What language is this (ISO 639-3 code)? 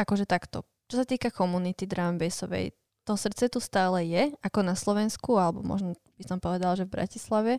slk